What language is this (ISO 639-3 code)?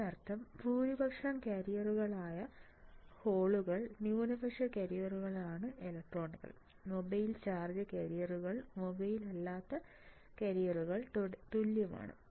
mal